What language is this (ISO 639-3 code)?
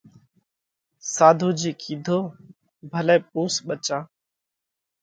kvx